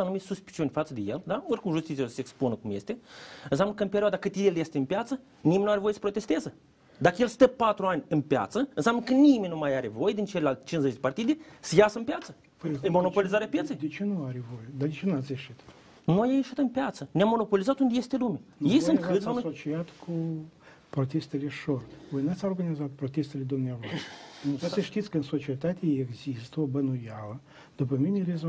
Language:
Romanian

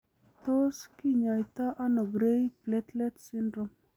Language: Kalenjin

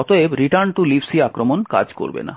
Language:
Bangla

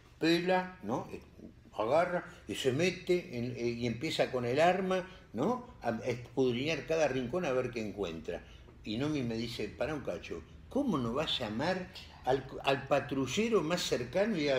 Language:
Spanish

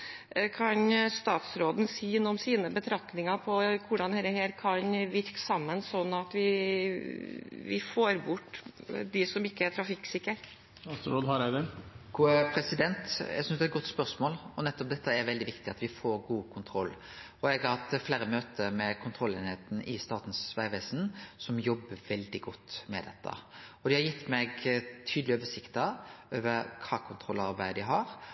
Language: Norwegian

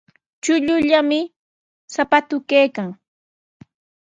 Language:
Sihuas Ancash Quechua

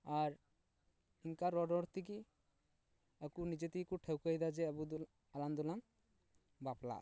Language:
Santali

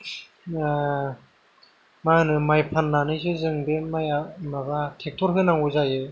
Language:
Bodo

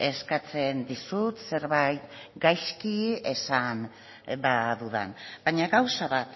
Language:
Basque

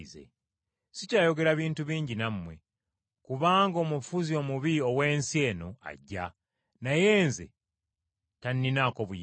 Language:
Ganda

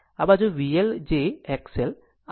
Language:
Gujarati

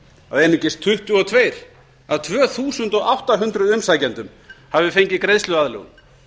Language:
Icelandic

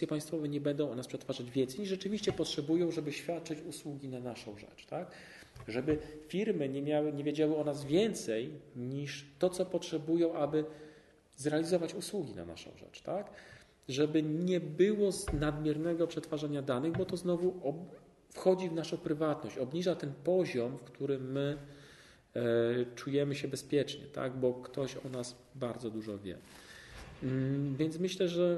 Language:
Polish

